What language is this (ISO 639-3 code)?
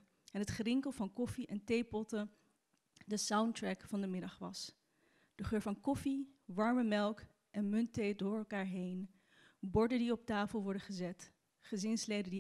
nld